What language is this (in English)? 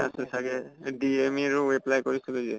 Assamese